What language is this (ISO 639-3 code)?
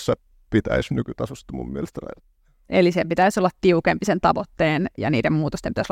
fin